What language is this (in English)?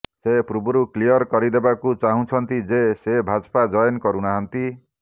Odia